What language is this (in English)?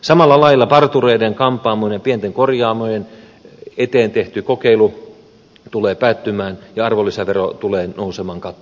Finnish